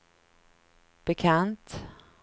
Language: Swedish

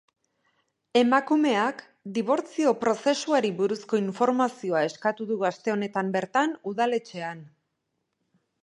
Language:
Basque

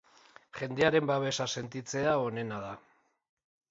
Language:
Basque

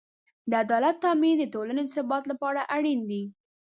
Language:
Pashto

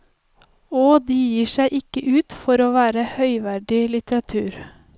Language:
Norwegian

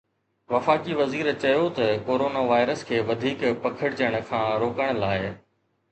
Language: Sindhi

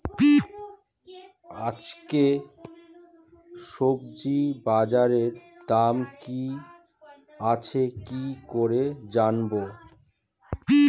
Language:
Bangla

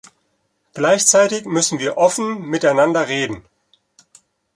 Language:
German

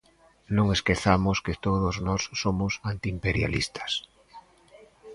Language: Galician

